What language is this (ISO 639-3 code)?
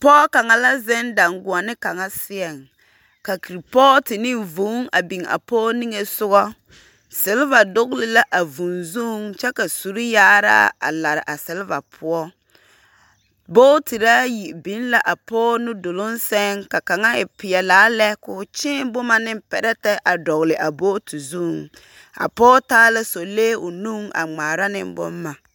dga